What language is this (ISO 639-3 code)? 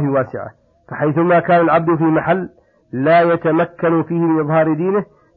ara